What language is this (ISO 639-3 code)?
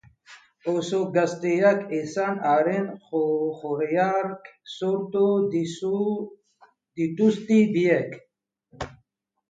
eus